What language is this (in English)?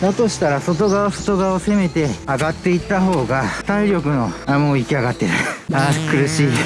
Japanese